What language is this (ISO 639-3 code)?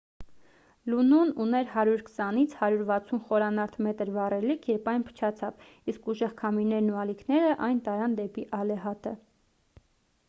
hye